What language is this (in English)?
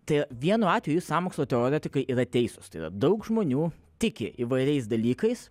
Lithuanian